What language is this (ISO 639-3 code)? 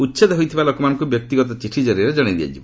ori